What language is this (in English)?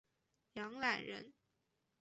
Chinese